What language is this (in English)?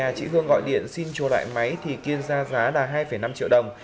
Vietnamese